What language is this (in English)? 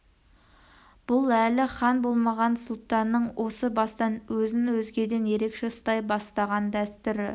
Kazakh